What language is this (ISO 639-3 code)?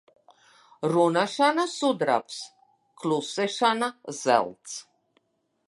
lav